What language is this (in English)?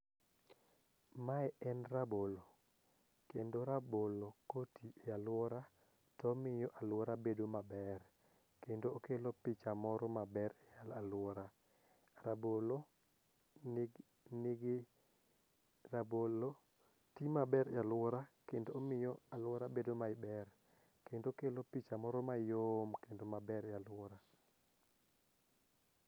Luo (Kenya and Tanzania)